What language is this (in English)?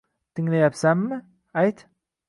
Uzbek